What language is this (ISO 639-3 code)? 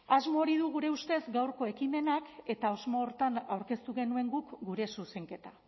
eus